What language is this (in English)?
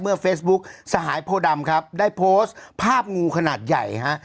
Thai